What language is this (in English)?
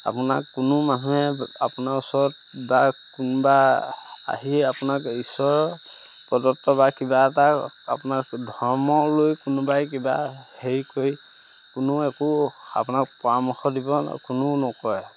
Assamese